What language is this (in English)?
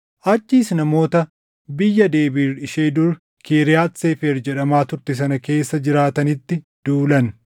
Oromo